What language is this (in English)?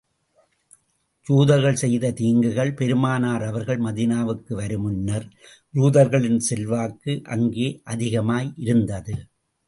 Tamil